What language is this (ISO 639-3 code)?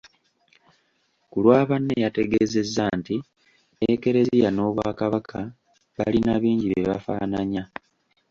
lug